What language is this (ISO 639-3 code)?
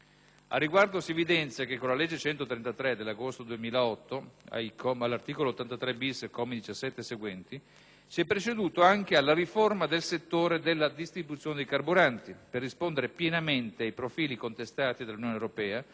ita